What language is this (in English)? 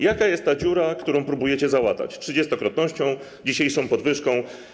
Polish